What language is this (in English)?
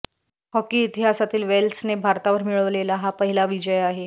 Marathi